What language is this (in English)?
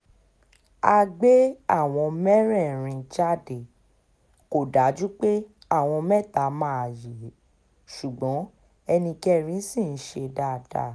Yoruba